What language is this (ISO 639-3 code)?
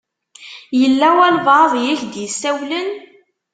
kab